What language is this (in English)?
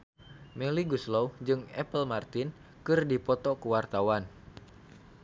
Sundanese